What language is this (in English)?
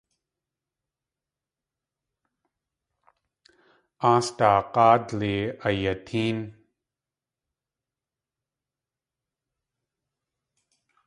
Tlingit